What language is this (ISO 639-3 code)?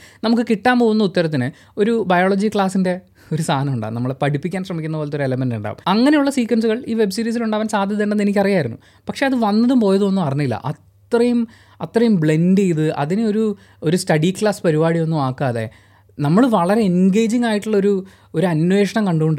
mal